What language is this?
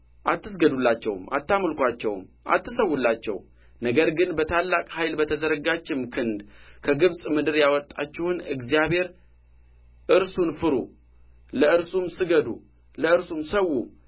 Amharic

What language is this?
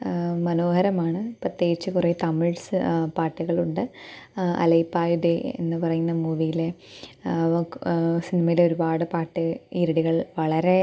Malayalam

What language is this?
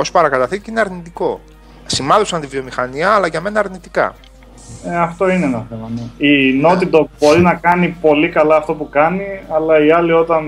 Greek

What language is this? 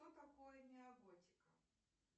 Russian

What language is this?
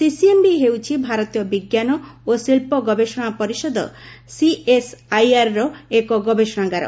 Odia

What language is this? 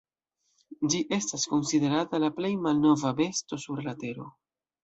Esperanto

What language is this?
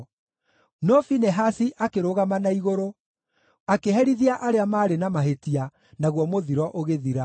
Kikuyu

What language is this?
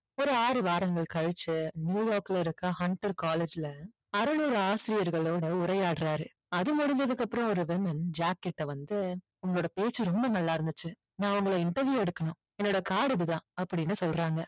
Tamil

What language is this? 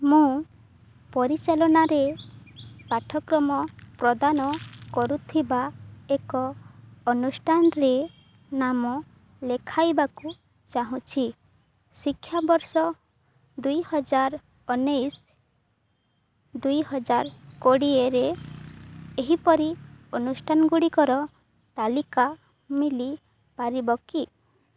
Odia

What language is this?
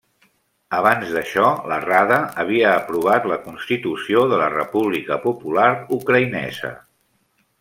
Catalan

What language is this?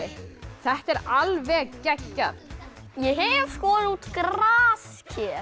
Icelandic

